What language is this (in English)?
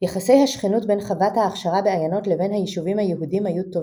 Hebrew